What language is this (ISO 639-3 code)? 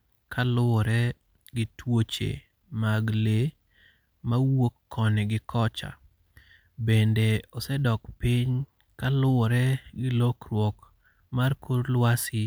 luo